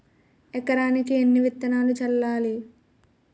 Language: Telugu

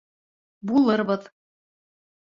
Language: Bashkir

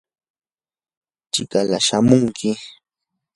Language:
Yanahuanca Pasco Quechua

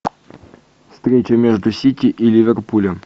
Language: Russian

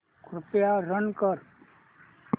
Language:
Marathi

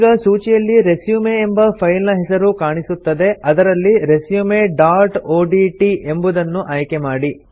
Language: Kannada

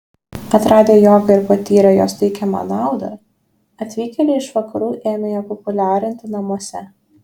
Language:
Lithuanian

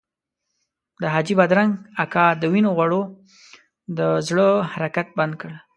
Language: Pashto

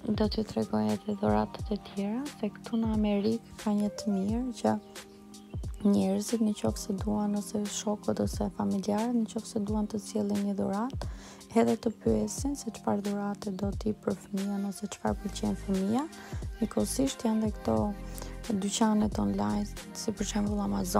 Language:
Romanian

